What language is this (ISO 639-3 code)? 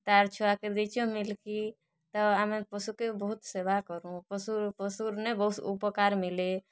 ori